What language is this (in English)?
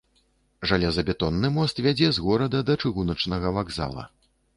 Belarusian